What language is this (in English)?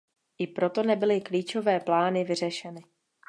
Czech